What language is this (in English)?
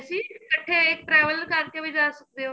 Punjabi